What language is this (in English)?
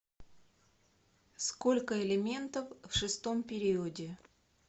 Russian